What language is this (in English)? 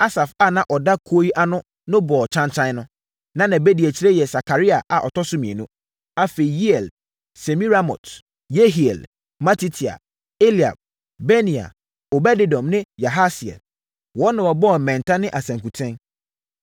Akan